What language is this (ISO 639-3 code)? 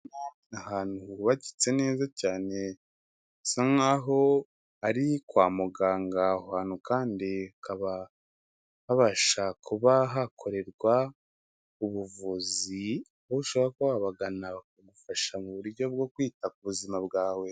kin